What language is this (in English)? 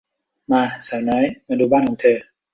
Thai